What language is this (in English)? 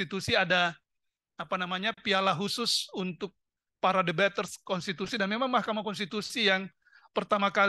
Indonesian